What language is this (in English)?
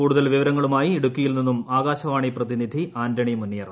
Malayalam